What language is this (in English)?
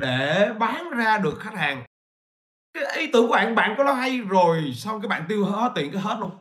Vietnamese